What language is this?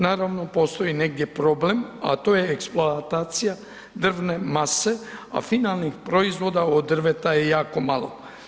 Croatian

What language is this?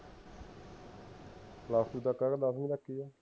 Punjabi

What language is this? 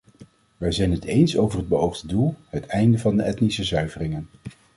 Dutch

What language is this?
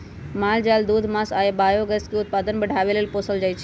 Magahi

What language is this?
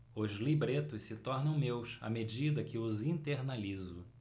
Portuguese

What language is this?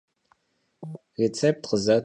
Kabardian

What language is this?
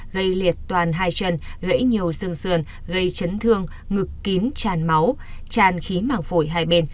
Vietnamese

